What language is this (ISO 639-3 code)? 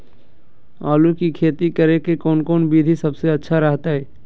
mag